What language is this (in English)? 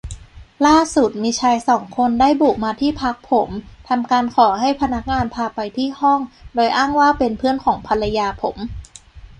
Thai